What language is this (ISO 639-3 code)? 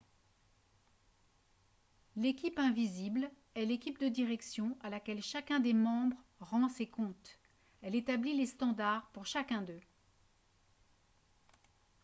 fra